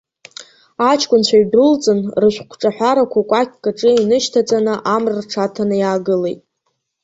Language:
Abkhazian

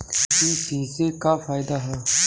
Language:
Bhojpuri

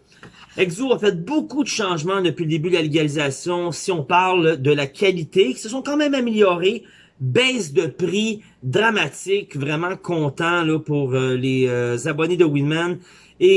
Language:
French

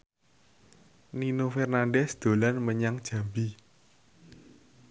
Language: Javanese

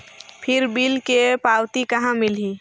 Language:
Chhattisgarhi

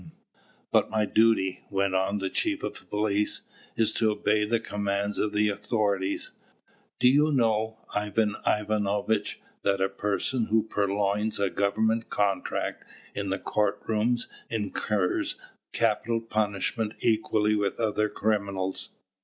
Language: English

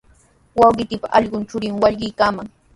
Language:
Sihuas Ancash Quechua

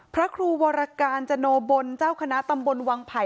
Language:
Thai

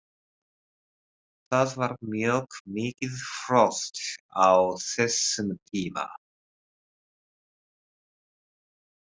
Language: Icelandic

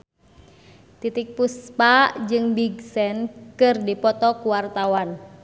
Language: Sundanese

